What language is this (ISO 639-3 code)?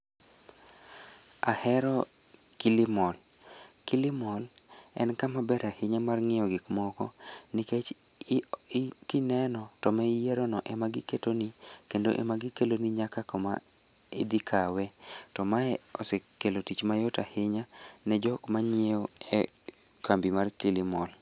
luo